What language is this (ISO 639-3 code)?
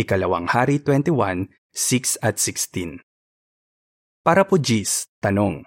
fil